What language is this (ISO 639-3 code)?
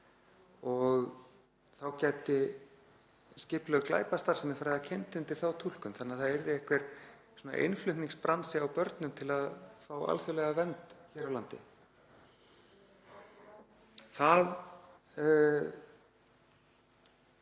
isl